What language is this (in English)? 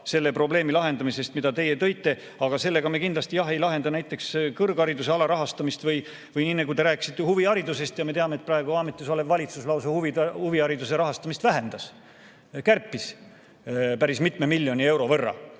Estonian